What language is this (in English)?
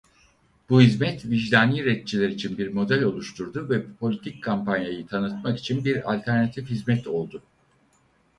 Turkish